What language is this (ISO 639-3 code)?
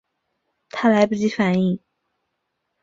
zho